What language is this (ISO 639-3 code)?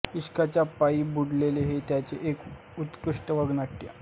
mar